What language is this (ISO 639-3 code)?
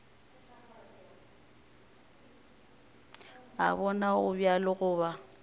nso